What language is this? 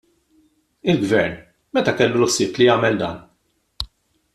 Maltese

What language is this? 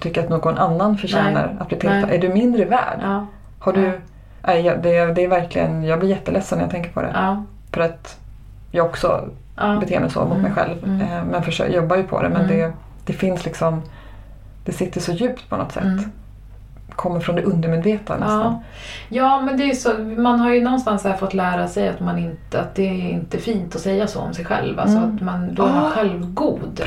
Swedish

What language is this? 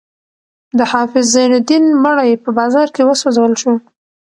Pashto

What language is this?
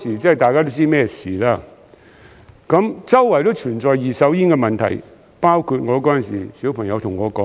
Cantonese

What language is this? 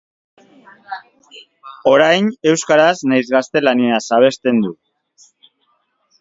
Basque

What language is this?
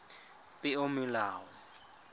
Tswana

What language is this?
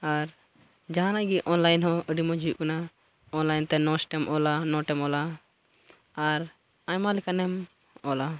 Santali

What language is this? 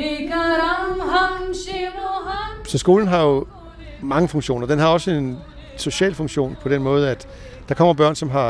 Danish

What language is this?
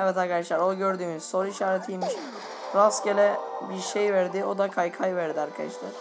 Turkish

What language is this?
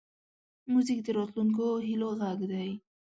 Pashto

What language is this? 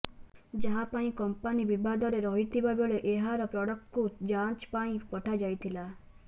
Odia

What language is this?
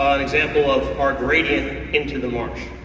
English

